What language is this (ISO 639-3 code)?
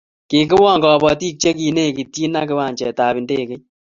kln